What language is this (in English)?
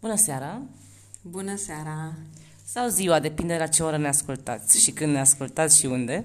Romanian